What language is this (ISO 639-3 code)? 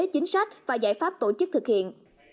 vie